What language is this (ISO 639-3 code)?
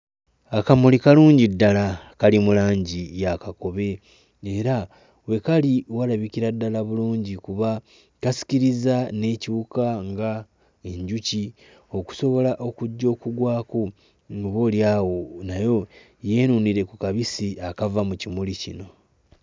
lug